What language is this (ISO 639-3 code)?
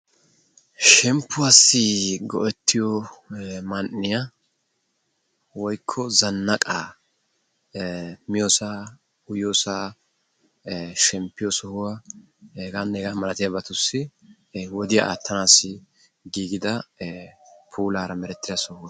wal